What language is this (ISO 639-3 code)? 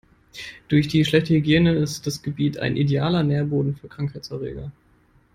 deu